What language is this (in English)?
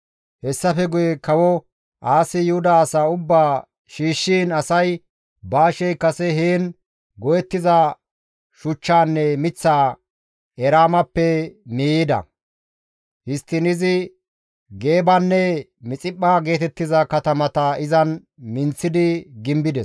Gamo